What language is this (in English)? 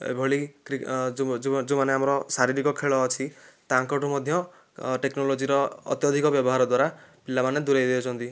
Odia